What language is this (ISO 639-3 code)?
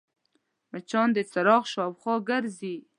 pus